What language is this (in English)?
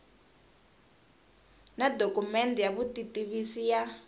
Tsonga